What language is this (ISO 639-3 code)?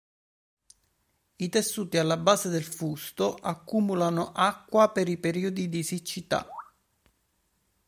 ita